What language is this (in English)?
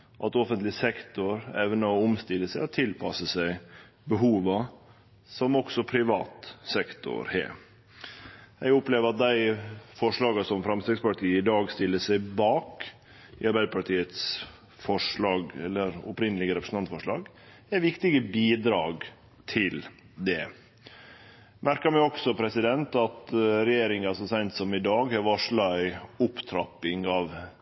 Norwegian Nynorsk